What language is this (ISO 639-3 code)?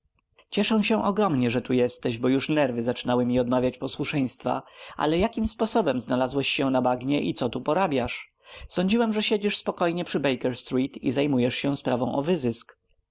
pol